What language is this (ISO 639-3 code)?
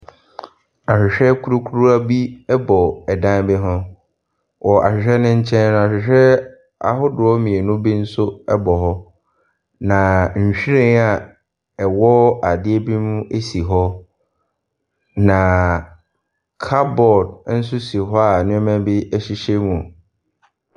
aka